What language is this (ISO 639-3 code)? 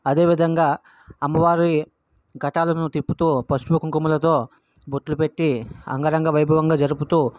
tel